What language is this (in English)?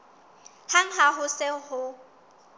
Southern Sotho